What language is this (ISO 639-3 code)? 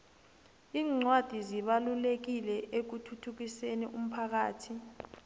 nbl